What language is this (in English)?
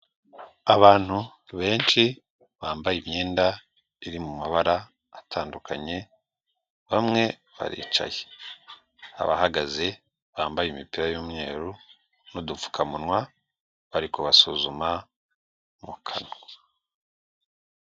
Kinyarwanda